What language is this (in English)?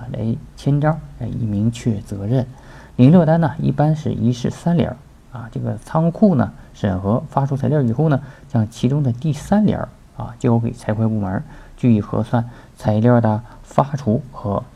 Chinese